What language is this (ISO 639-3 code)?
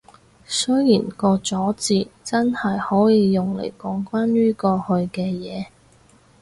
yue